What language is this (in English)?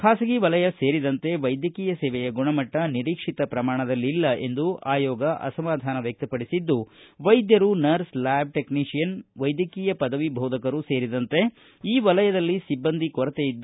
Kannada